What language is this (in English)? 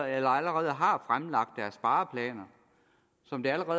Danish